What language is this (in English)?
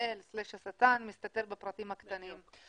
Hebrew